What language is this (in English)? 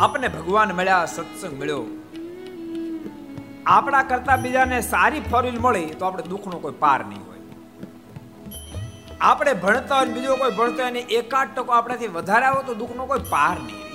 Gujarati